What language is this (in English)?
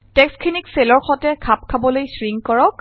Assamese